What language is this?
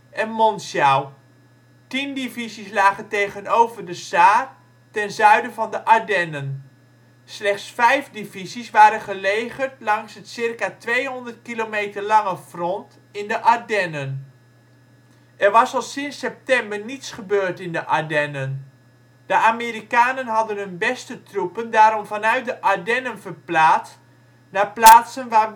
Dutch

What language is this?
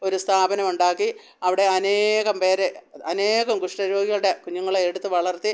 Malayalam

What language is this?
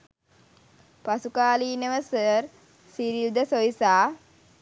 Sinhala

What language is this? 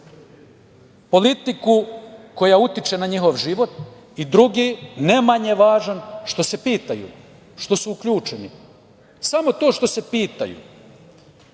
Serbian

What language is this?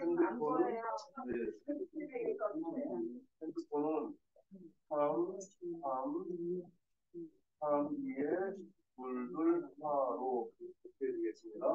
Korean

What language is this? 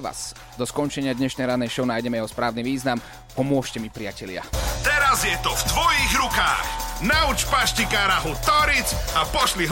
Slovak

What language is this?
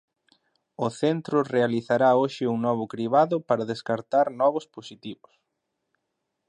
Galician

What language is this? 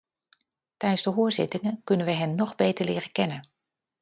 Dutch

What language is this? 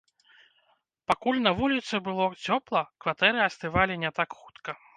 Belarusian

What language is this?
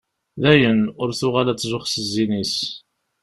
Kabyle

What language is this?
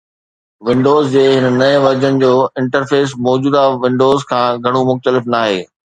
Sindhi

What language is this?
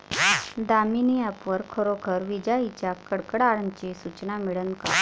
Marathi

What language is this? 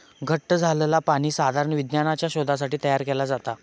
Marathi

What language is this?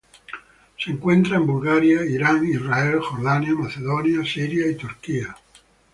Spanish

